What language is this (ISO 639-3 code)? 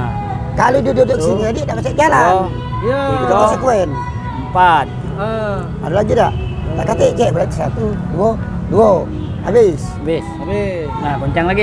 ind